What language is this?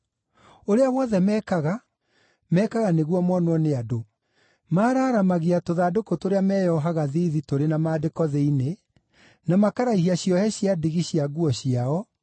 Kikuyu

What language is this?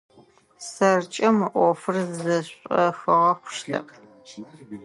Adyghe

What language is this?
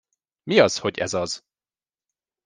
Hungarian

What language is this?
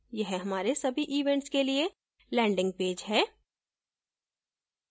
Hindi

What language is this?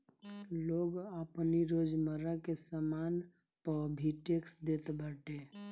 Bhojpuri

